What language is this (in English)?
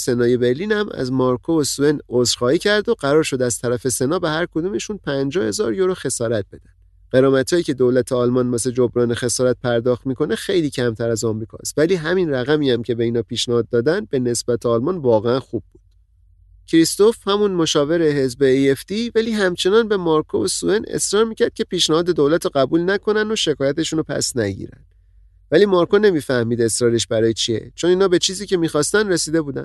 Persian